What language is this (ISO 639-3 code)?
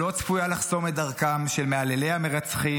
heb